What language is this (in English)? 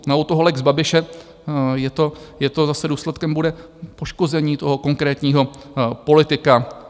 Czech